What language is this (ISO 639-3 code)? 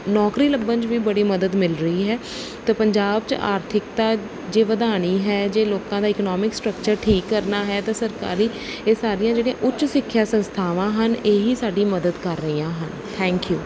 pan